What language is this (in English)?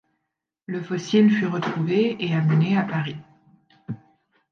French